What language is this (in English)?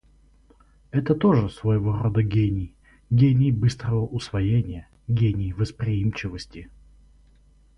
Russian